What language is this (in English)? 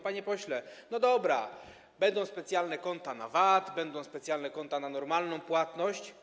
Polish